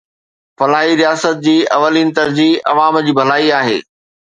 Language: Sindhi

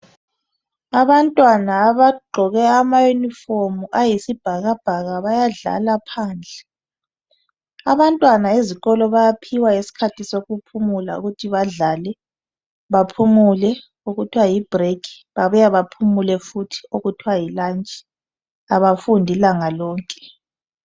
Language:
North Ndebele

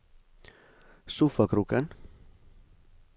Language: Norwegian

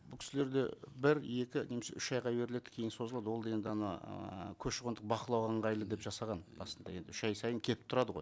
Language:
Kazakh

